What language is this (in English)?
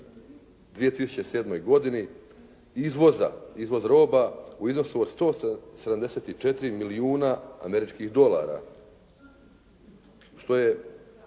Croatian